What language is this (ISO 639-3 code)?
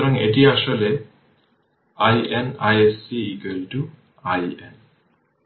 ben